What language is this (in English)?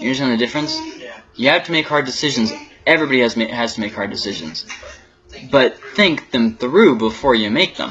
English